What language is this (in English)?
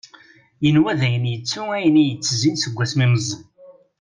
Kabyle